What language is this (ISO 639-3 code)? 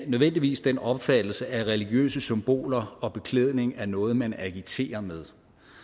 dan